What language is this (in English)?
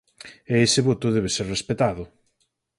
Galician